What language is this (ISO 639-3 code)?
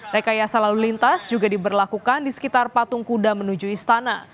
ind